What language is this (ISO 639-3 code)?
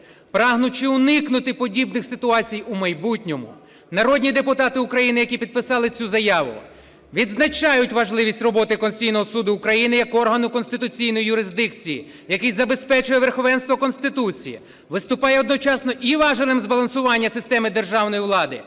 ukr